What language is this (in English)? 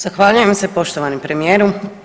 Croatian